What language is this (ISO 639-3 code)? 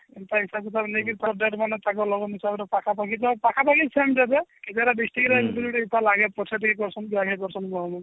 ori